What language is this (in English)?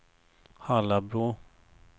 Swedish